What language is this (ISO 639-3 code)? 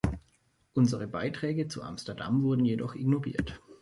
deu